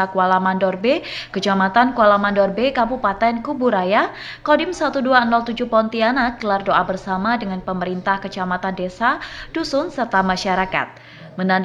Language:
Indonesian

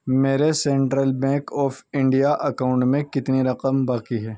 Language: Urdu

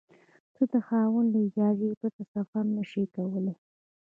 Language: Pashto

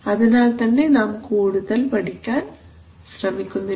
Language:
Malayalam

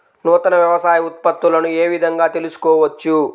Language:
Telugu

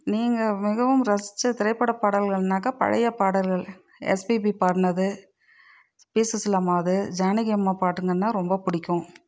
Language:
Tamil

